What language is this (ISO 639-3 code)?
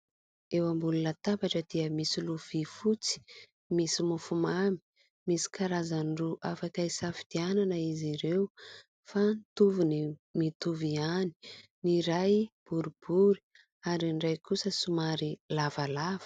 mlg